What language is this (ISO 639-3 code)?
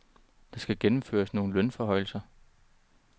dan